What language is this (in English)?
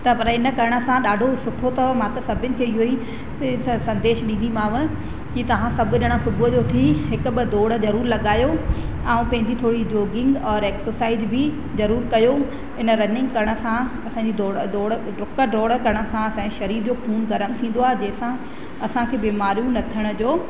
Sindhi